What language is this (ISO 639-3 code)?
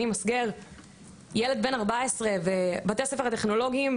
heb